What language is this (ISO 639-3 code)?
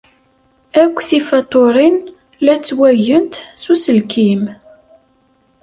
kab